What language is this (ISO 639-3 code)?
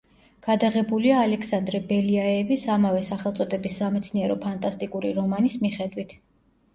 kat